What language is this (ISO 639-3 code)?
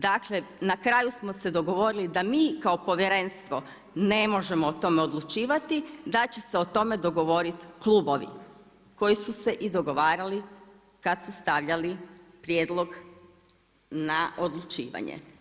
hrv